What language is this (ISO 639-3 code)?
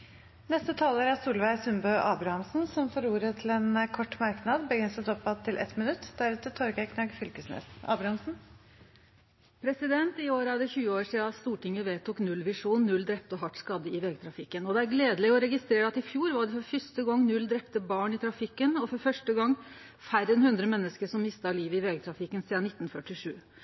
nor